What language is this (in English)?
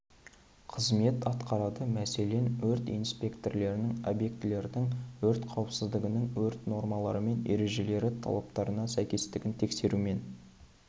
Kazakh